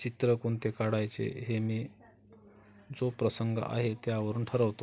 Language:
Marathi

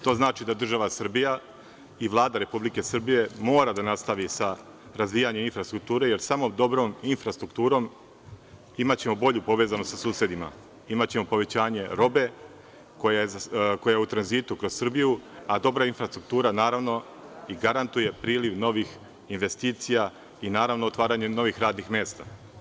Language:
Serbian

